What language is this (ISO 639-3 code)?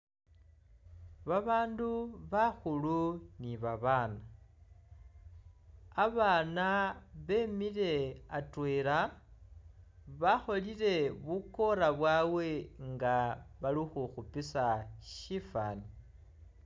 myx